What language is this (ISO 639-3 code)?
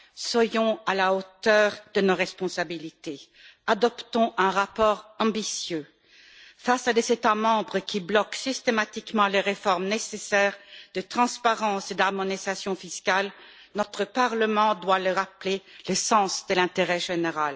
fra